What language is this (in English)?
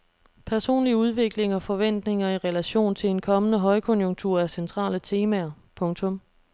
Danish